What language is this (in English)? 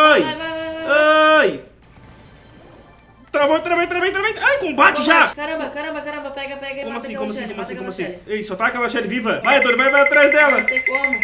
Portuguese